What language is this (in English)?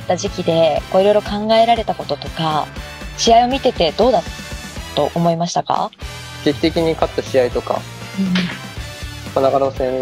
Japanese